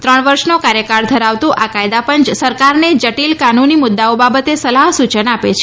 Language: Gujarati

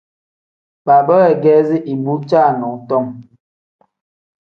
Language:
Tem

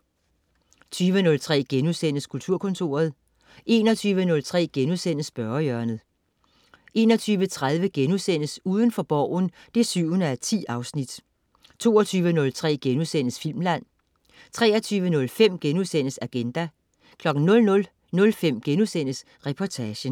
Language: Danish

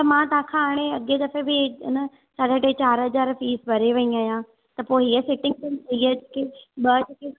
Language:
Sindhi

